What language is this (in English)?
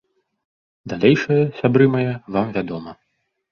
Belarusian